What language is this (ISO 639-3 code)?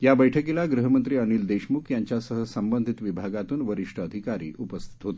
mar